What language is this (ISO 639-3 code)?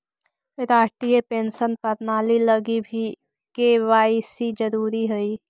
mag